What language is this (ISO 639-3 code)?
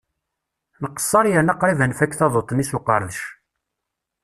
kab